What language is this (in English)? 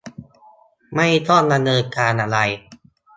Thai